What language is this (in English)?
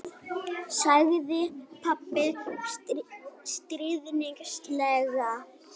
Icelandic